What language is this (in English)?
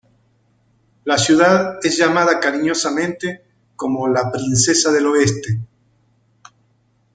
Spanish